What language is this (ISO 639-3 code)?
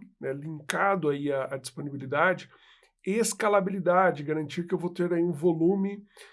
por